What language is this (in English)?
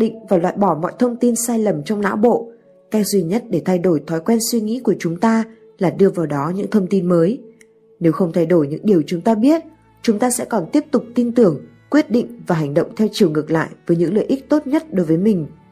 Vietnamese